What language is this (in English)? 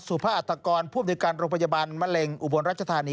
Thai